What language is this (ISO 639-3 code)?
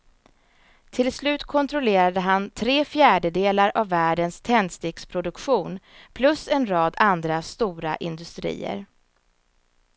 swe